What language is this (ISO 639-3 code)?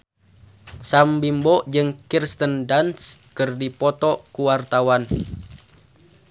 sun